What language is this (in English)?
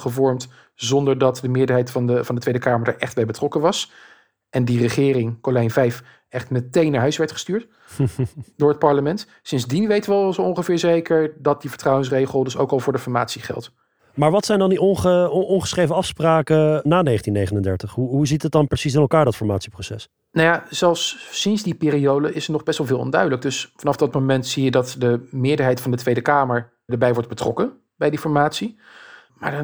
Dutch